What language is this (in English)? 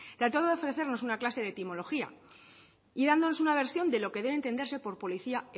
Spanish